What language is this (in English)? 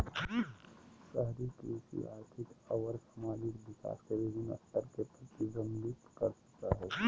Magahi